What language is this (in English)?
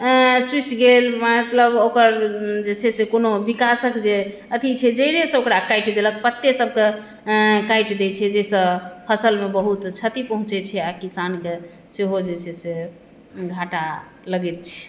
Maithili